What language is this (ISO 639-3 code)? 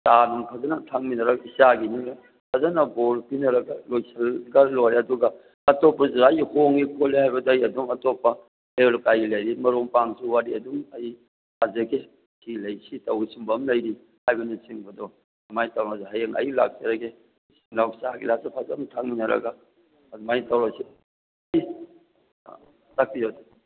mni